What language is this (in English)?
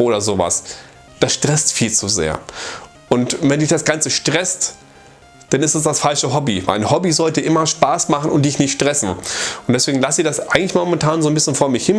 German